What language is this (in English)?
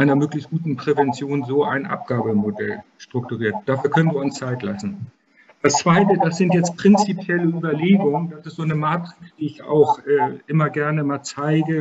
German